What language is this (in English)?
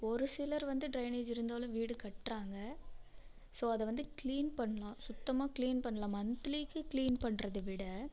Tamil